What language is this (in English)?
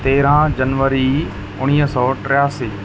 Sindhi